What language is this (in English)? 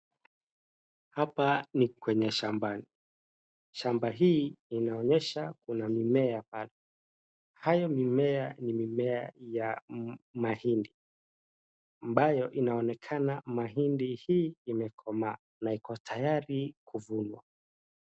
Swahili